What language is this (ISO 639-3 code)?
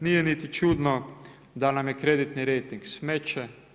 hrv